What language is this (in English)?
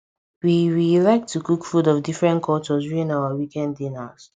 Nigerian Pidgin